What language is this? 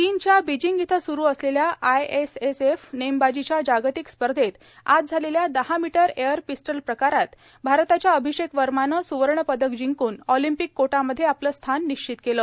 Marathi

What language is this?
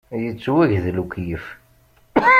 Kabyle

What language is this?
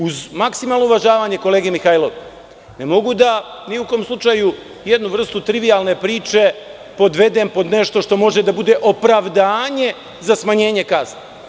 Serbian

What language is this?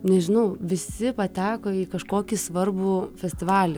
Lithuanian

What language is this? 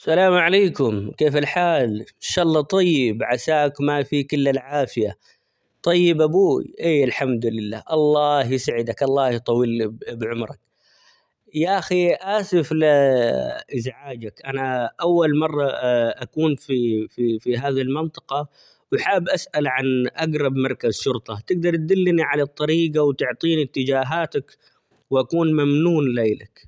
Omani Arabic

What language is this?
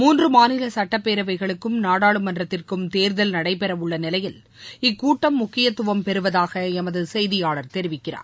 Tamil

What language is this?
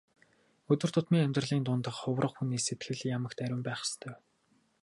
Mongolian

